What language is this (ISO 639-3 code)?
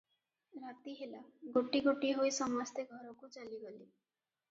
ori